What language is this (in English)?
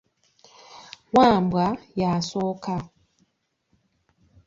Ganda